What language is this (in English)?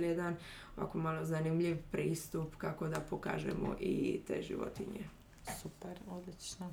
Croatian